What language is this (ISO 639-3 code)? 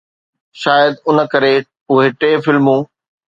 snd